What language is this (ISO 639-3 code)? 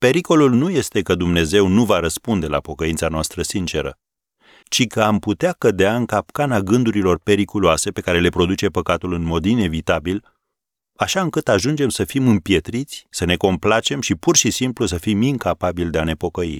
ron